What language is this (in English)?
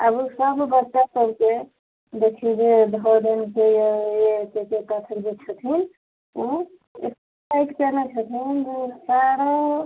Maithili